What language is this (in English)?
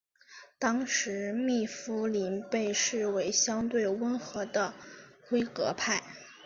Chinese